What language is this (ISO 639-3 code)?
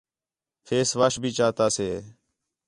xhe